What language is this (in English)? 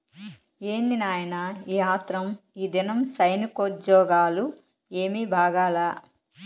Telugu